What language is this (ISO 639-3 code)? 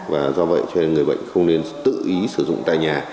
vie